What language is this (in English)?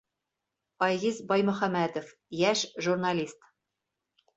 Bashkir